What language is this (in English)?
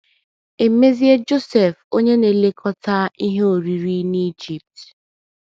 Igbo